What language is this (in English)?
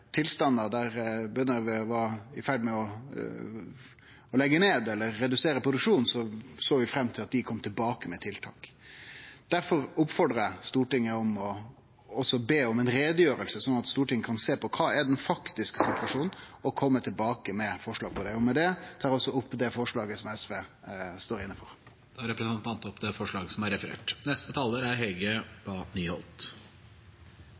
Norwegian